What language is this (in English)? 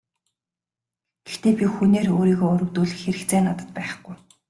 Mongolian